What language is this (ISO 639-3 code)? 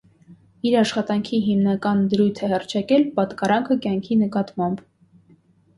hye